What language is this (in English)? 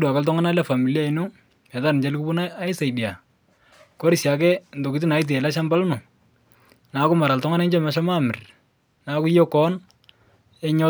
Masai